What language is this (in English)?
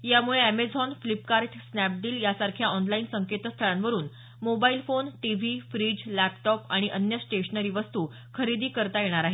Marathi